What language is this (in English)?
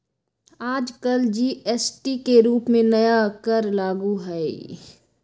Magahi